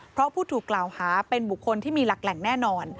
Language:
Thai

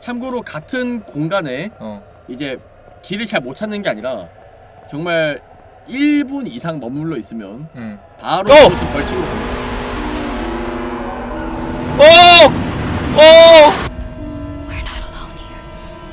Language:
Korean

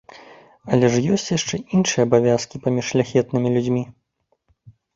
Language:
Belarusian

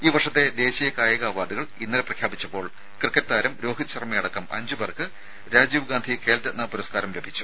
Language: Malayalam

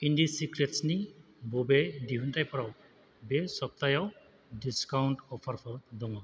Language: Bodo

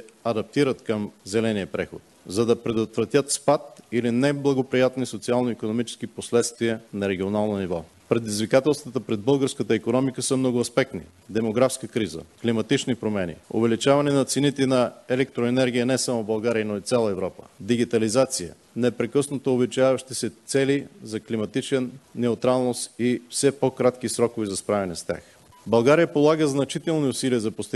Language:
Bulgarian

